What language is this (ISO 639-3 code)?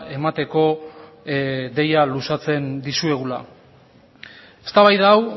eus